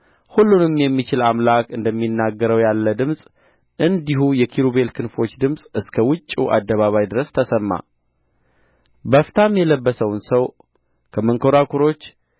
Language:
Amharic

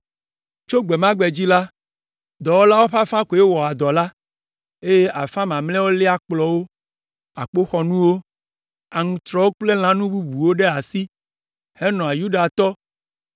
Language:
Ewe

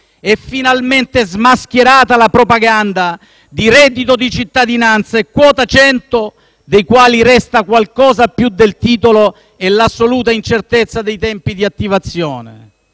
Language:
Italian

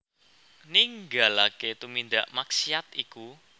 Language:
Javanese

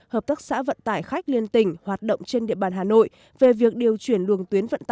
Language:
Vietnamese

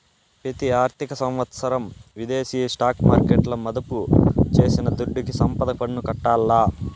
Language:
Telugu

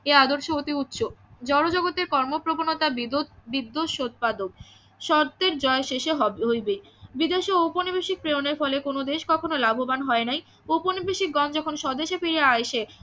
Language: Bangla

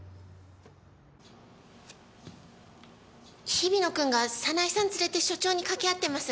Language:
Japanese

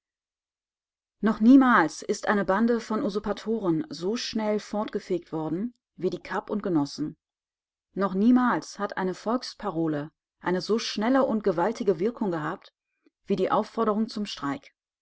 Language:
German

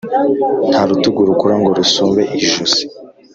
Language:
Kinyarwanda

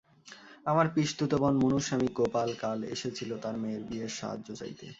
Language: Bangla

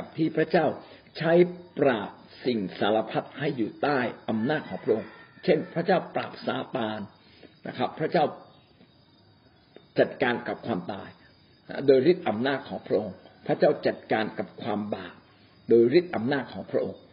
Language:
Thai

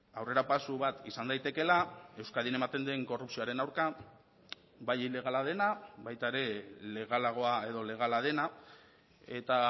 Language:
Basque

